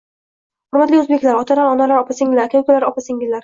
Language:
Uzbek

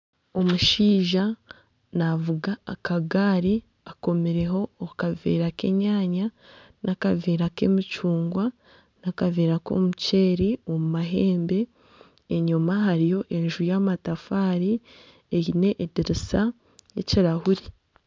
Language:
Nyankole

